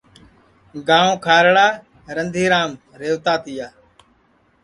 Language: Sansi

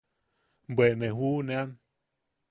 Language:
Yaqui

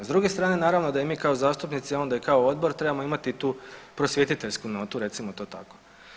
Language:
Croatian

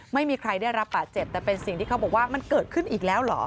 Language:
Thai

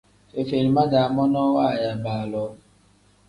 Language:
Tem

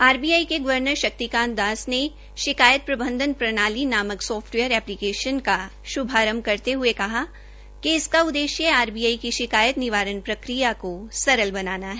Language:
Hindi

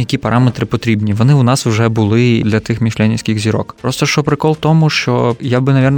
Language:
Ukrainian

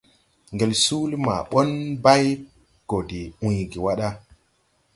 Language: Tupuri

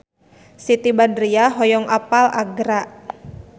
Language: Sundanese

